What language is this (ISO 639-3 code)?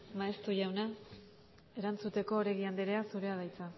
eus